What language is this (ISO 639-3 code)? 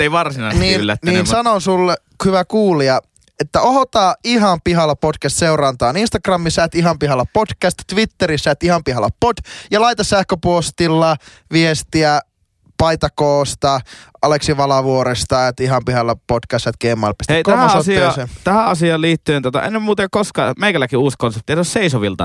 fin